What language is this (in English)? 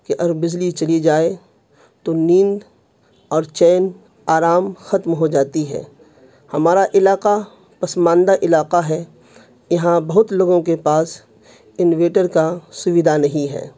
Urdu